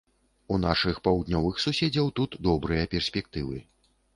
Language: Belarusian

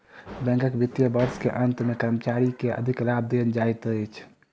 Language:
Maithili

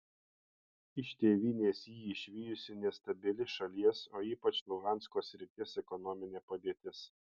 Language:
Lithuanian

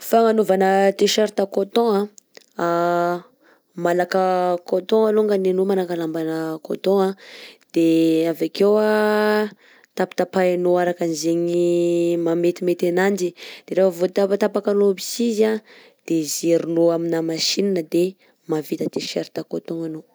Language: Southern Betsimisaraka Malagasy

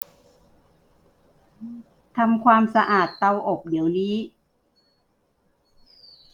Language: Thai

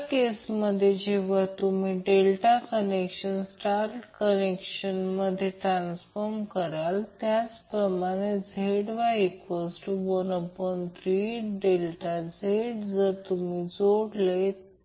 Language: Marathi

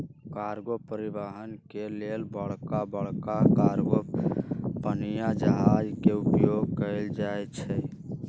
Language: Magahi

